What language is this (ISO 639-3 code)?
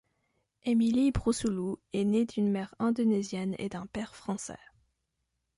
fra